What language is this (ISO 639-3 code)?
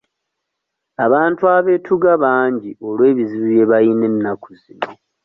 lug